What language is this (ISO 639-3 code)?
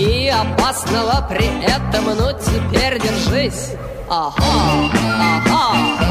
rus